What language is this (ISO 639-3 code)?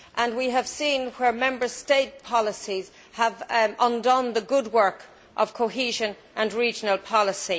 eng